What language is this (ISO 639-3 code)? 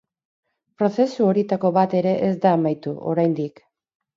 eus